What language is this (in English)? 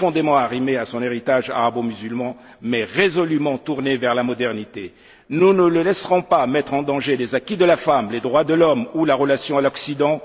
French